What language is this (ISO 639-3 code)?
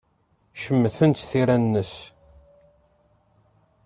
kab